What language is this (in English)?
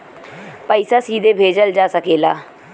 Bhojpuri